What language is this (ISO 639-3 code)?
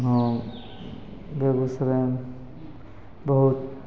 mai